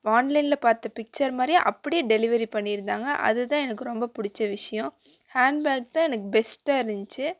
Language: Tamil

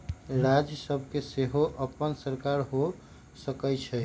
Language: Magahi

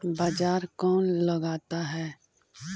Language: Magahi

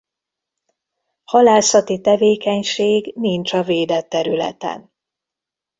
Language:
Hungarian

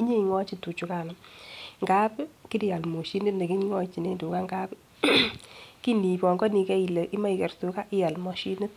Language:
Kalenjin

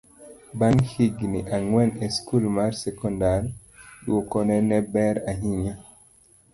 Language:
Luo (Kenya and Tanzania)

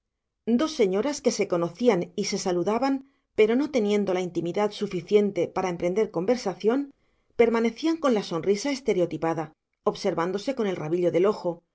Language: Spanish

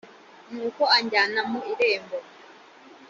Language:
Kinyarwanda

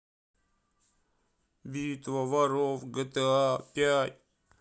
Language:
Russian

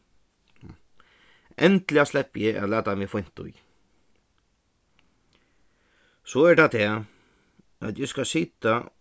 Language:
Faroese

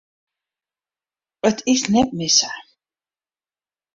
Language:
Western Frisian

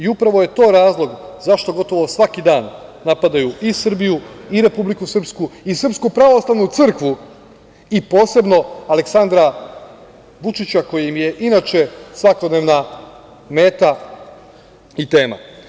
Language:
Serbian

